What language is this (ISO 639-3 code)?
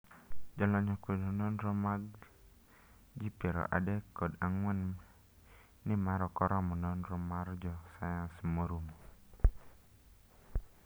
luo